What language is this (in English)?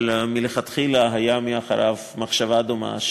Hebrew